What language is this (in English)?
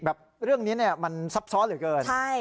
Thai